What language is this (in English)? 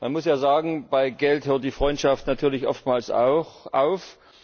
German